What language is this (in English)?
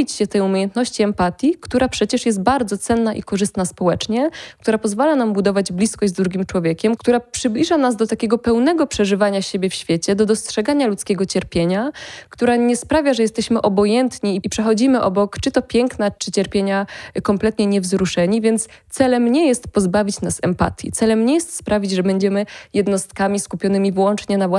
Polish